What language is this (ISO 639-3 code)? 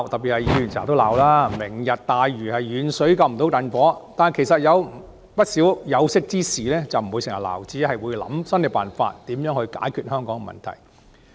yue